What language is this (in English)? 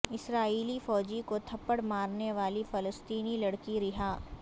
Urdu